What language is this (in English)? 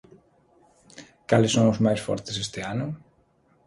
Galician